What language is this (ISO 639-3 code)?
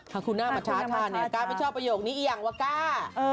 tha